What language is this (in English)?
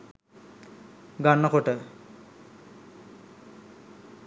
Sinhala